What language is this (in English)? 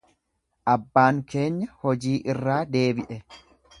Oromo